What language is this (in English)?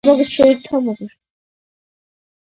Georgian